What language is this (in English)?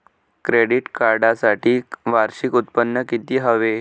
Marathi